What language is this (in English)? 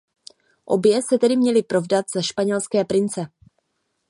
Czech